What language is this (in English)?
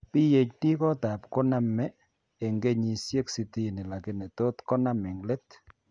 Kalenjin